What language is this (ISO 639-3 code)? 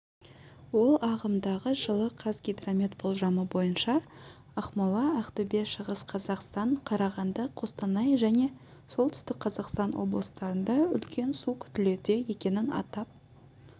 kaz